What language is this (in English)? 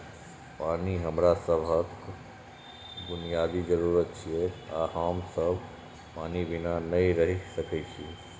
Maithili